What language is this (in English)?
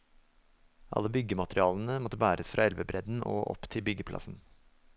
Norwegian